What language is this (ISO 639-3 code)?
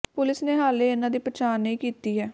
pan